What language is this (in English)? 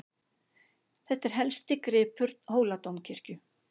Icelandic